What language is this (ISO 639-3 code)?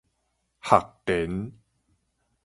nan